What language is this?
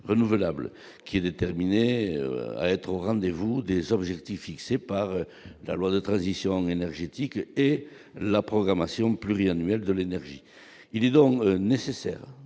French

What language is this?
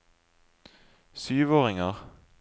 Norwegian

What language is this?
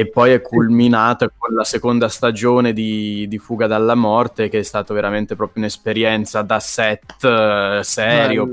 Italian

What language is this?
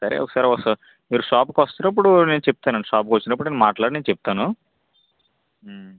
Telugu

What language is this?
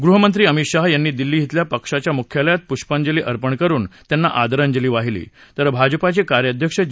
Marathi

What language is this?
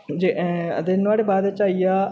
Dogri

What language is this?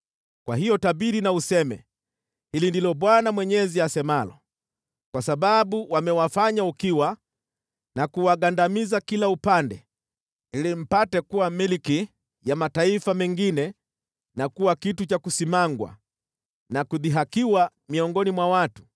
Swahili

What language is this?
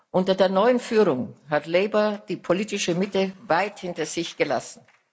German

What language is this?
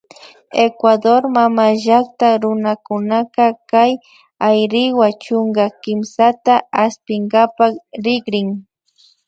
Imbabura Highland Quichua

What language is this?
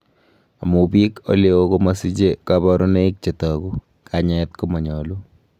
Kalenjin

